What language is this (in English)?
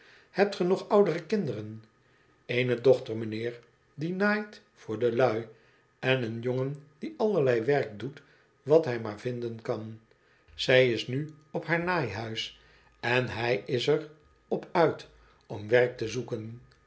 Dutch